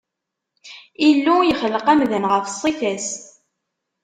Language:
Kabyle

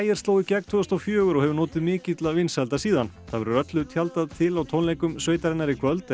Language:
Icelandic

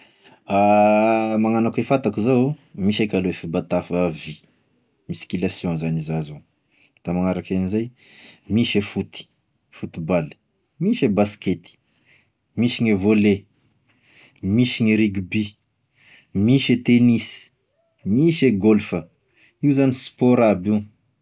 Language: Tesaka Malagasy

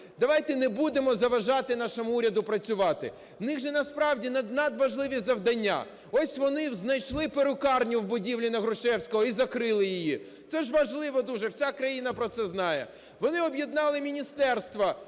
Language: Ukrainian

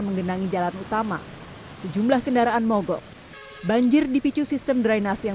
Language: Indonesian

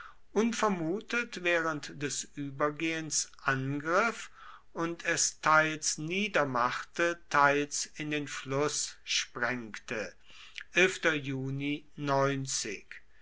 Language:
German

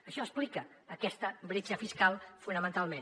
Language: Catalan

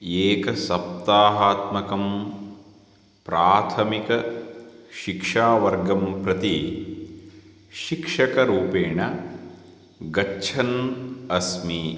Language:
Sanskrit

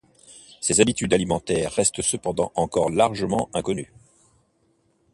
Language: French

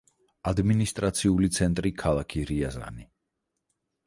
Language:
Georgian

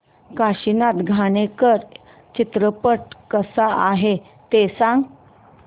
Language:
Marathi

